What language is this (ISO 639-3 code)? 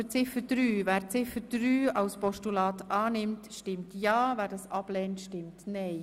gsw